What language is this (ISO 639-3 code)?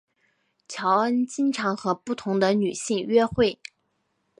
zho